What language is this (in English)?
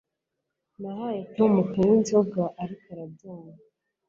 Kinyarwanda